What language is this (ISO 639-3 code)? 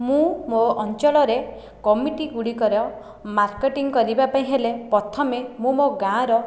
ori